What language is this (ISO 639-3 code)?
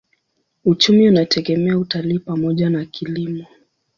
swa